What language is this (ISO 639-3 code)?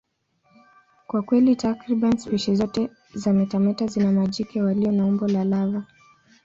swa